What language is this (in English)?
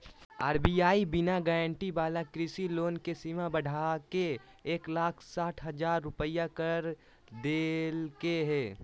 Magahi